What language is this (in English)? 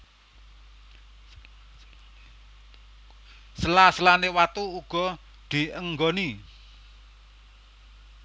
Javanese